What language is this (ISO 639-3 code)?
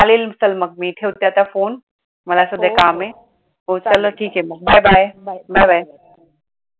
mar